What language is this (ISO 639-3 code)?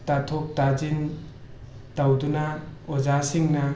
mni